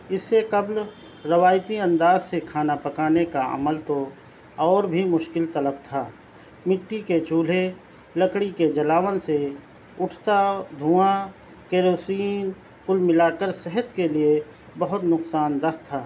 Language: Urdu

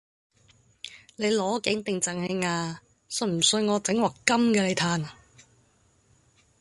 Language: Cantonese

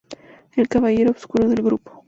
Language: Spanish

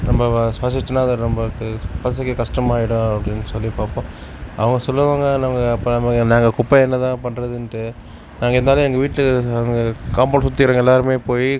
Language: Tamil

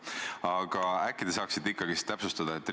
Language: Estonian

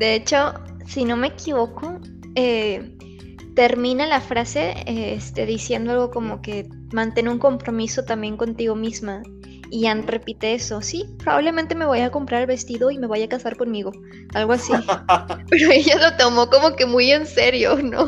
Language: Spanish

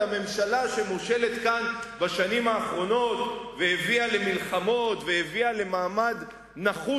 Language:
Hebrew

